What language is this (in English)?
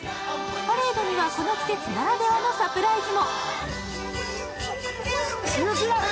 Japanese